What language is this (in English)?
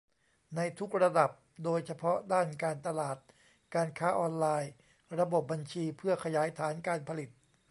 Thai